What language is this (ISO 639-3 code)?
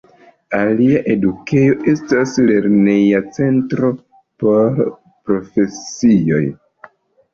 epo